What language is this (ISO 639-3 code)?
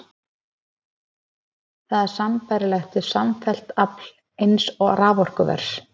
isl